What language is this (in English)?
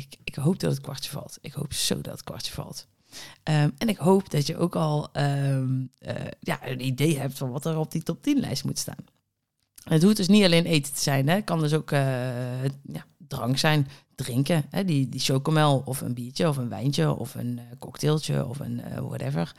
Dutch